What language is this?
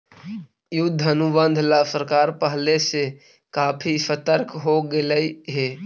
Magahi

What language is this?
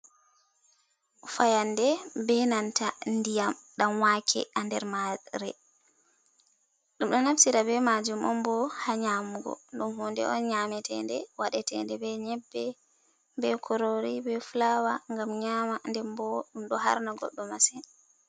Fula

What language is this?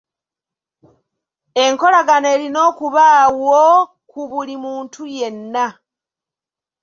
Ganda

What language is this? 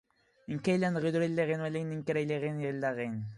Standard Moroccan Tamazight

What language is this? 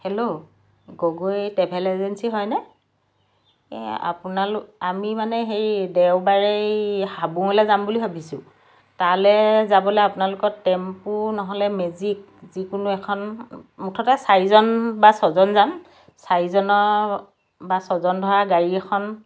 Assamese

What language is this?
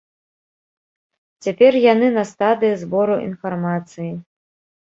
Belarusian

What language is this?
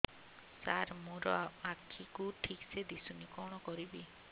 Odia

